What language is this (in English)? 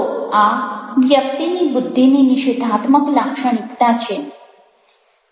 Gujarati